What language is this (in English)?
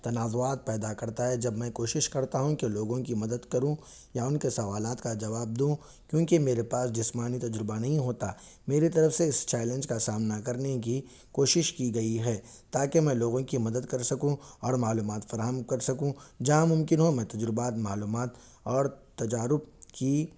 Urdu